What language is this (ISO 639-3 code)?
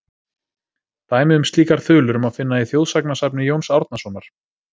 isl